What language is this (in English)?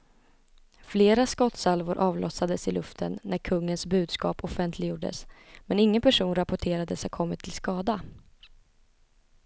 Swedish